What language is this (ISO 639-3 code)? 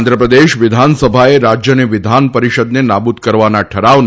guj